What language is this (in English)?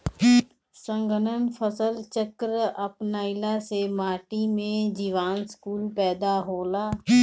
Bhojpuri